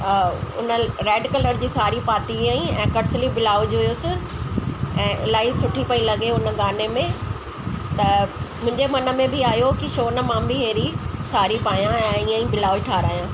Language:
Sindhi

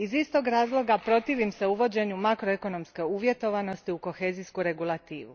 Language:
Croatian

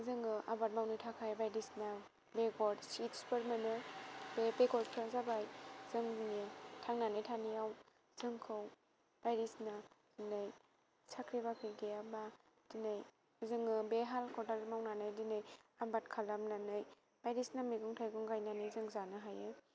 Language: Bodo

